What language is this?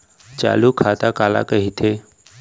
Chhattisgarhi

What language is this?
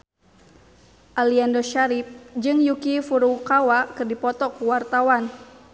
Sundanese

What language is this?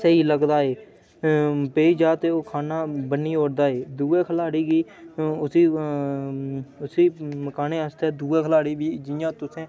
Dogri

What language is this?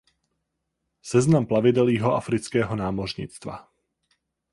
Czech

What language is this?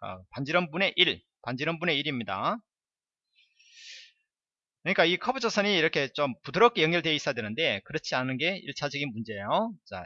Korean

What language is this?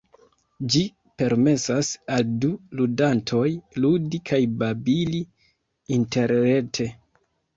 Esperanto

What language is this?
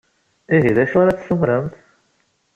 Kabyle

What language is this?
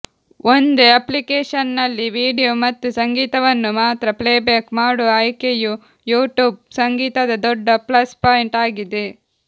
Kannada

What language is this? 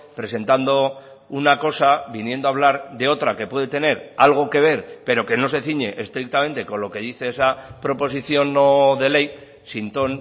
Spanish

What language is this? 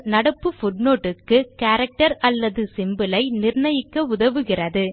Tamil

